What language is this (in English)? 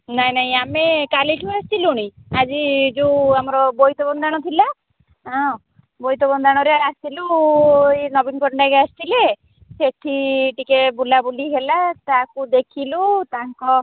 Odia